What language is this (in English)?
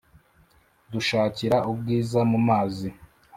Kinyarwanda